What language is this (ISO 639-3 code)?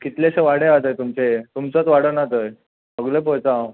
kok